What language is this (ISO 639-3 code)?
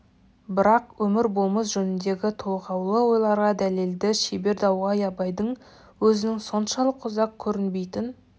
kaz